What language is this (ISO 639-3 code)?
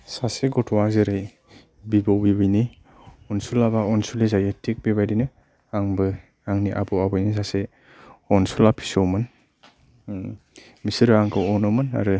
brx